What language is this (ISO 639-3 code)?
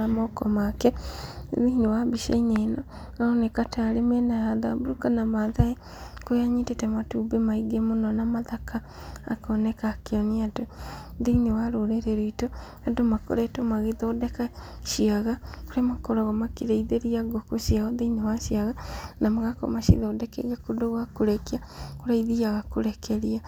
kik